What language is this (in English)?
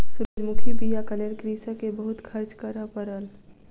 Maithili